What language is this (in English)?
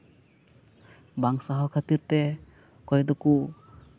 Santali